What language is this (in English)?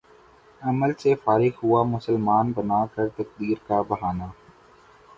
Urdu